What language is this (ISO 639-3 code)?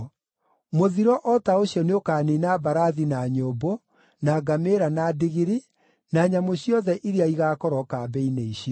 kik